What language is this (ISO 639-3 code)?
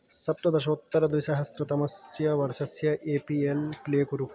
san